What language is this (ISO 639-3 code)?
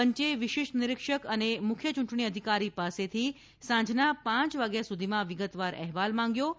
guj